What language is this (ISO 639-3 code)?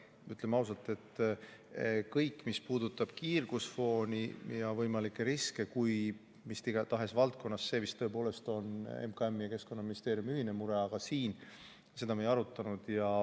est